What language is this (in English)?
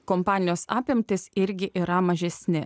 Lithuanian